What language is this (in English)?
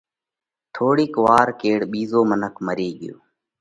Parkari Koli